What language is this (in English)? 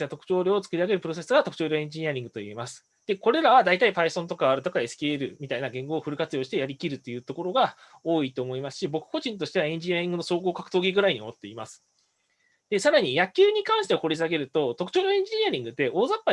Japanese